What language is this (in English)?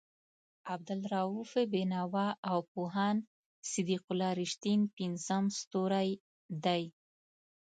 Pashto